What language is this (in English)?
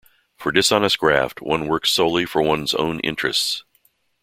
English